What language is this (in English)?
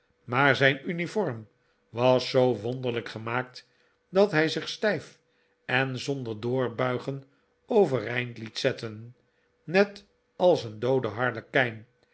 Dutch